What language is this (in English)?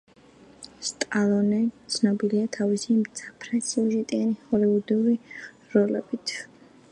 Georgian